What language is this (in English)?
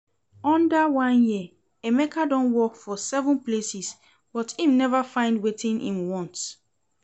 Nigerian Pidgin